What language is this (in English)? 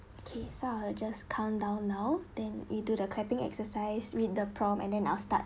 English